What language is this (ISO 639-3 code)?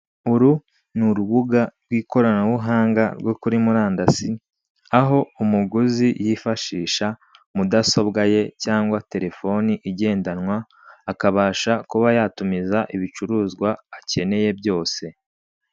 kin